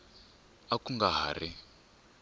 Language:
Tsonga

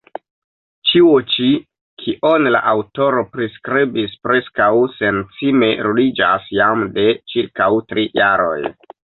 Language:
Esperanto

